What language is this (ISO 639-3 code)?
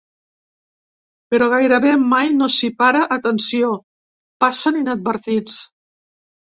cat